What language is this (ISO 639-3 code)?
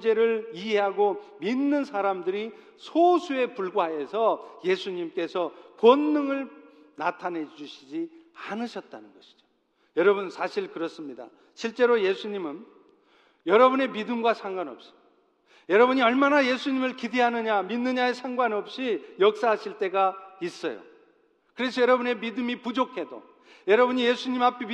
kor